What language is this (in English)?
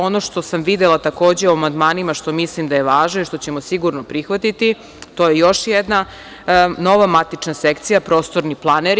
Serbian